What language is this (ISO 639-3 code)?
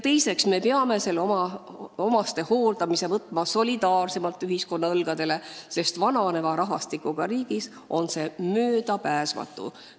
est